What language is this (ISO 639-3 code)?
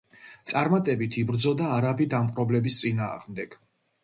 kat